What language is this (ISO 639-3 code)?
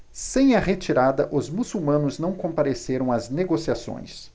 por